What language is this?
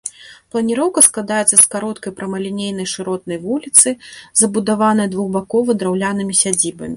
Belarusian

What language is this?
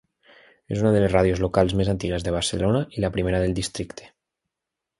Catalan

